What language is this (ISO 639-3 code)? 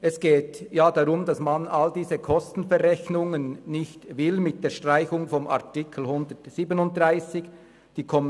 gsw